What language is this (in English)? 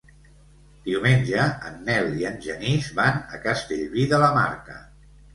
Catalan